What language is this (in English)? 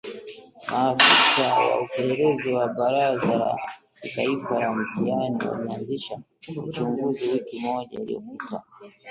Swahili